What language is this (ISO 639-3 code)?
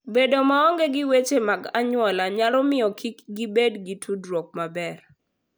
luo